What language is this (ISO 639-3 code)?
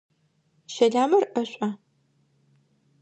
ady